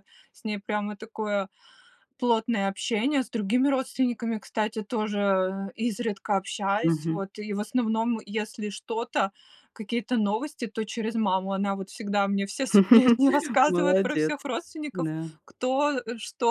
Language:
Russian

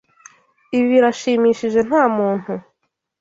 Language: Kinyarwanda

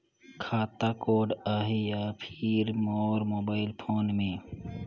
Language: Chhattisgarhi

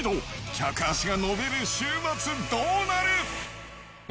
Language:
Japanese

